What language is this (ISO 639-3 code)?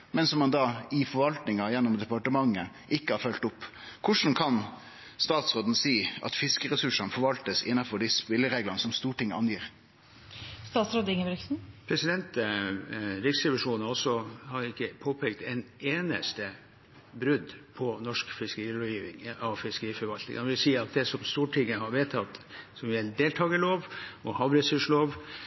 nor